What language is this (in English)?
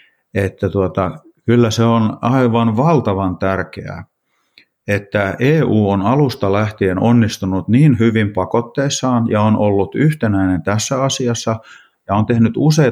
Finnish